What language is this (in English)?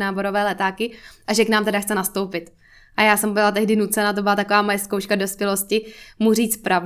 Czech